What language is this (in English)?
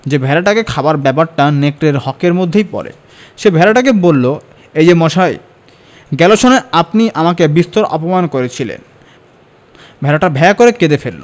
Bangla